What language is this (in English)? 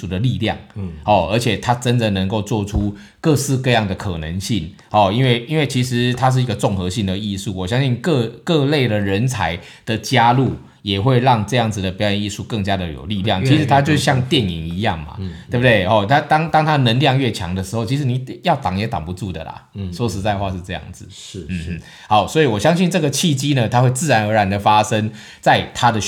Chinese